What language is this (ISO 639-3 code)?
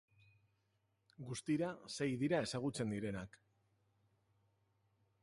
eus